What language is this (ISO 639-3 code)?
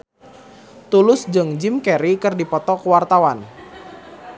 sun